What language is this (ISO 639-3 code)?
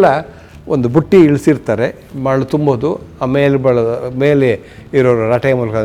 kan